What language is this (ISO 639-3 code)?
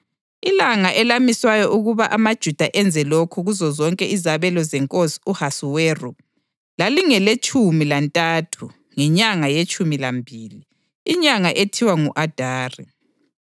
nde